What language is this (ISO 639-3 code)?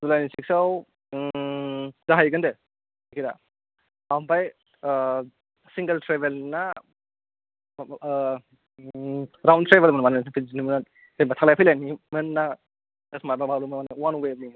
brx